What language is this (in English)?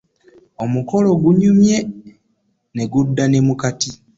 Ganda